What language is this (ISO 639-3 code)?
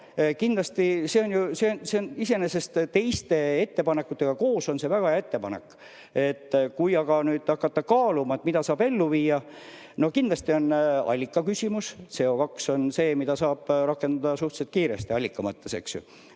est